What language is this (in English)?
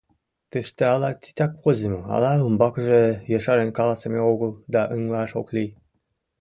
Mari